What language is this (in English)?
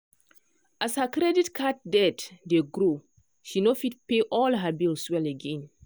Nigerian Pidgin